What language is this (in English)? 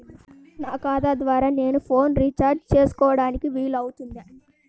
Telugu